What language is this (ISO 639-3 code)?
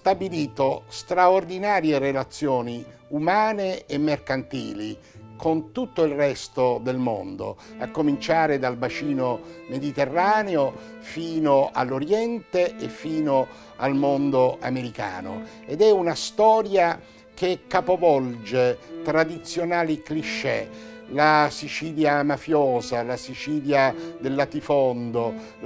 ita